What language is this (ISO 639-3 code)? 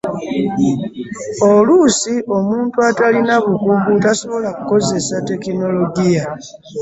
lug